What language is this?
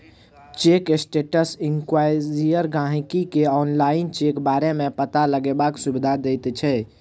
Maithili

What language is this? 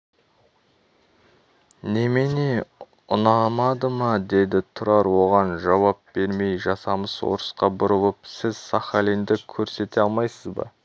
Kazakh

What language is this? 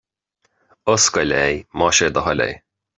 Irish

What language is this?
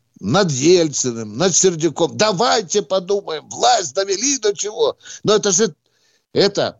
Russian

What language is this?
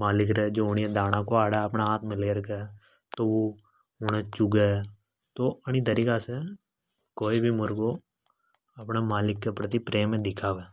Hadothi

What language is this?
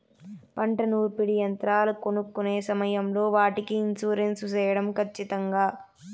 Telugu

